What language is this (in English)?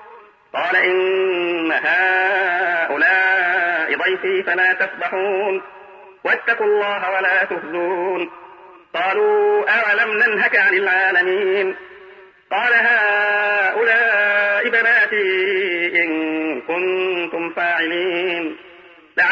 Arabic